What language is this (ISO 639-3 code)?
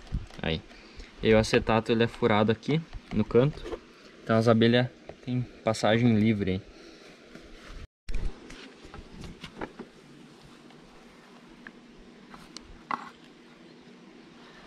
por